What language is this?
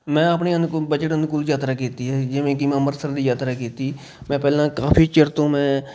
Punjabi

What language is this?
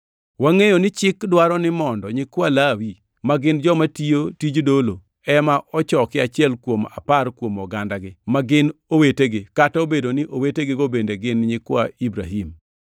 Luo (Kenya and Tanzania)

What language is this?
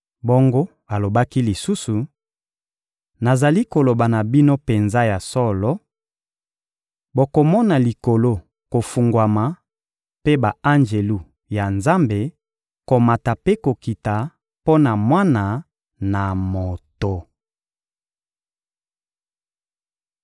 Lingala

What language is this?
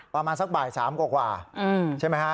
Thai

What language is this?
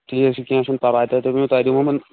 Kashmiri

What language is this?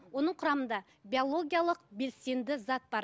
Kazakh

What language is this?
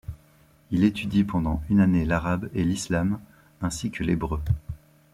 French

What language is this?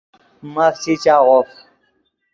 Yidgha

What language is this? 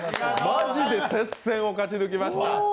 Japanese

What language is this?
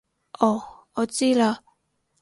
Cantonese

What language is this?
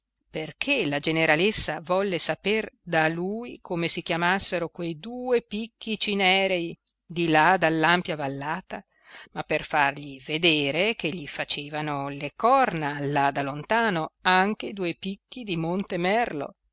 Italian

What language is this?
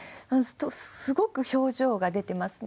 Japanese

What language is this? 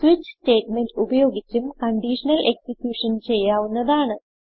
Malayalam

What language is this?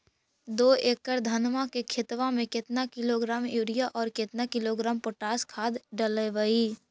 Magahi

